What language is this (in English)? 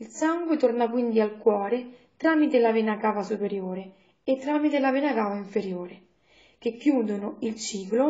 Italian